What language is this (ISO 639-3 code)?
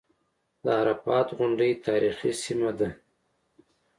pus